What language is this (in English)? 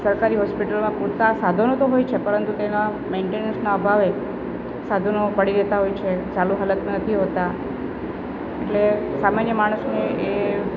Gujarati